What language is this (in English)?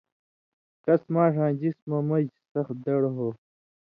Indus Kohistani